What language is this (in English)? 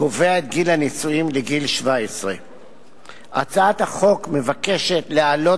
Hebrew